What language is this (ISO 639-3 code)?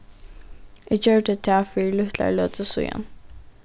fao